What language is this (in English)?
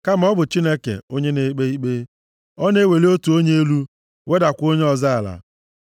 Igbo